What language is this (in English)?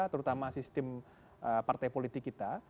Indonesian